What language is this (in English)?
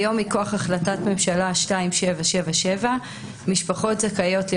Hebrew